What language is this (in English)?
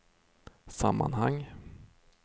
Swedish